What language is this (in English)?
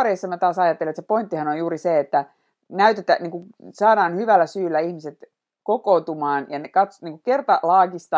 Finnish